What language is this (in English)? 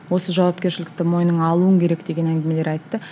Kazakh